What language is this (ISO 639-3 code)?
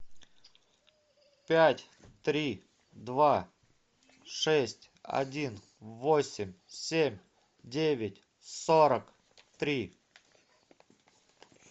rus